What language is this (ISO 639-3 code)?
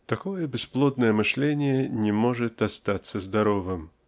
rus